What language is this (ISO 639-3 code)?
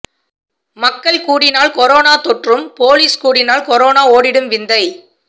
tam